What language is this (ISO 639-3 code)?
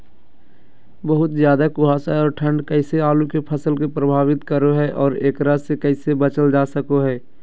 mag